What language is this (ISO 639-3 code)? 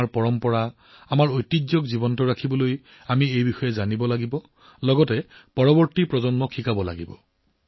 asm